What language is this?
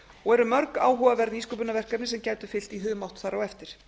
Icelandic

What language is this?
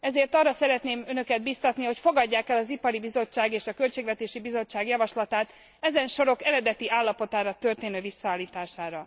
Hungarian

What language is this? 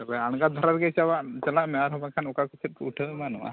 Santali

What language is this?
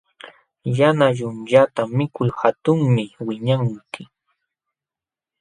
Jauja Wanca Quechua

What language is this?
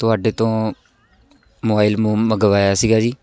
Punjabi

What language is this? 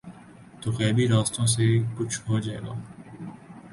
Urdu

